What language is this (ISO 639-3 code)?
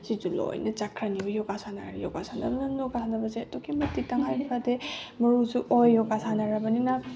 mni